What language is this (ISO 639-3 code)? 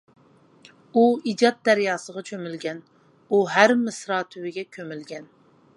uig